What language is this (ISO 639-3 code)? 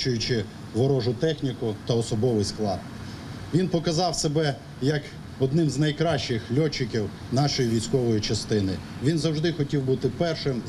ukr